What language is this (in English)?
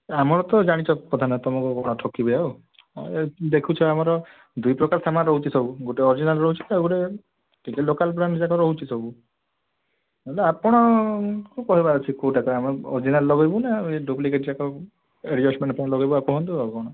Odia